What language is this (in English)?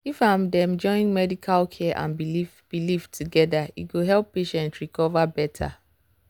Nigerian Pidgin